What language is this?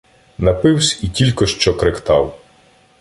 Ukrainian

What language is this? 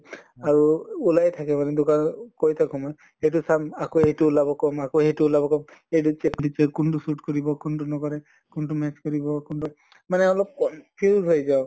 Assamese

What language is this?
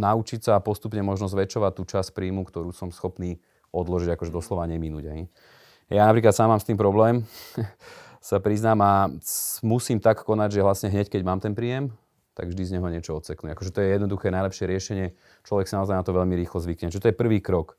Slovak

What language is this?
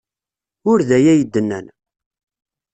Kabyle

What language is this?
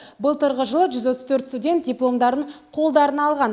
Kazakh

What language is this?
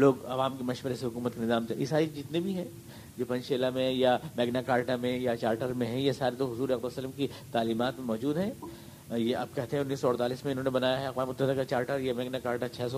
Urdu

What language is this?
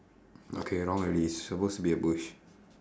English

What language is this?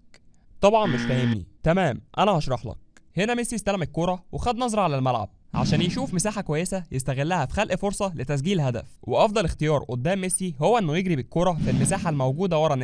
Arabic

